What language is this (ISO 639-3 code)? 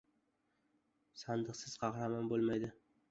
uzb